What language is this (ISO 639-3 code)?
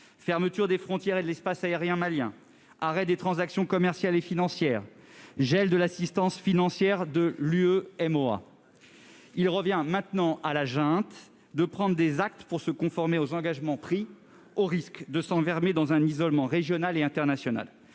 fra